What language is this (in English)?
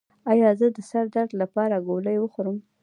Pashto